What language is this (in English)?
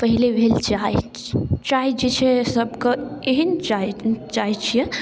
Maithili